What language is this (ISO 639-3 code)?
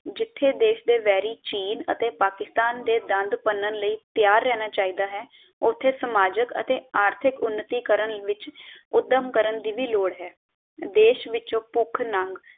pan